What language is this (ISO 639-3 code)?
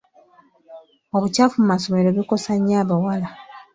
lug